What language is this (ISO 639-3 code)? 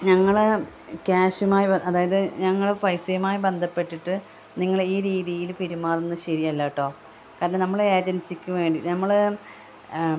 mal